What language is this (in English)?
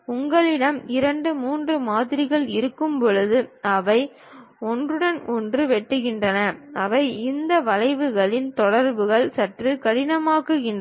Tamil